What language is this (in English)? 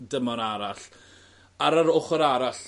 Welsh